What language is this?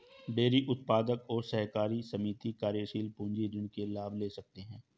Hindi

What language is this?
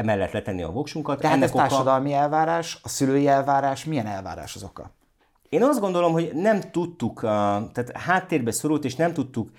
Hungarian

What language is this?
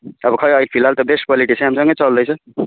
Nepali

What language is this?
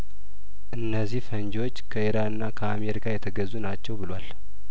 Amharic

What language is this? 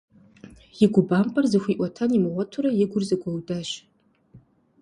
Kabardian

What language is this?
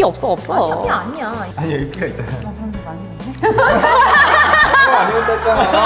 Korean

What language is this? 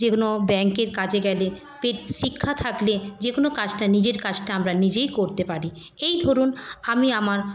Bangla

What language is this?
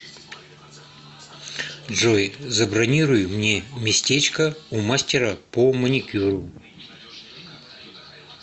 Russian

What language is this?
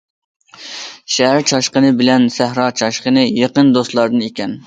Uyghur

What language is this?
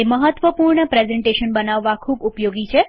Gujarati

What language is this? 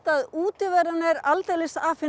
Icelandic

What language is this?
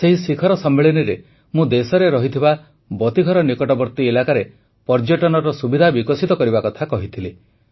Odia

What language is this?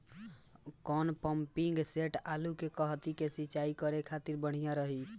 Bhojpuri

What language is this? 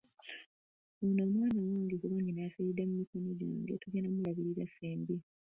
Ganda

